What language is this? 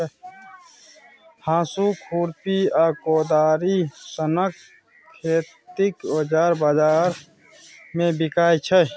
Maithili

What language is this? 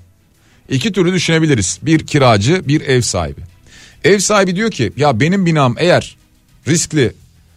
Turkish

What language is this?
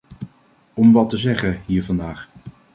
Dutch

